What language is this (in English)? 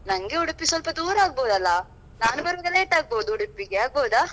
Kannada